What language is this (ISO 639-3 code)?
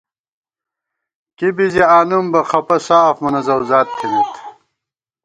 gwt